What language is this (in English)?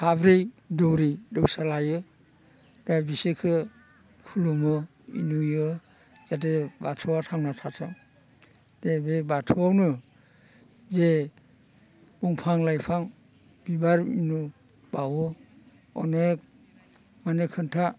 Bodo